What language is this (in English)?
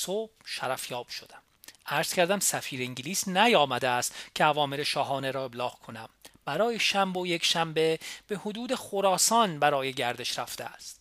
Persian